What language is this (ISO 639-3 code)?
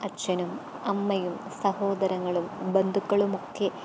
mal